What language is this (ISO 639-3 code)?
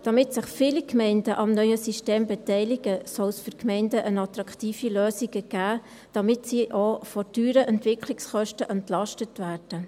gsw